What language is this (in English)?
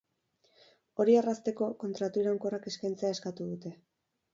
Basque